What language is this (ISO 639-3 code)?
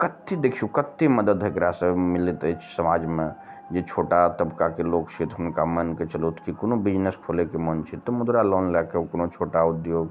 mai